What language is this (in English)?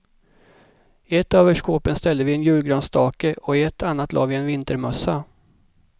Swedish